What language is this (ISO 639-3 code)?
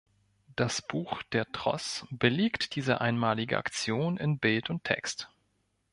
deu